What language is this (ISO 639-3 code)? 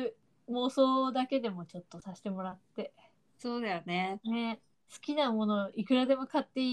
jpn